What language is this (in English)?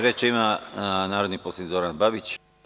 Serbian